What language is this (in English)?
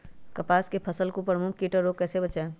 Magahi